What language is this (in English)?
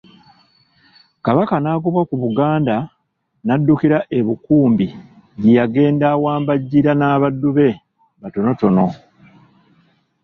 Ganda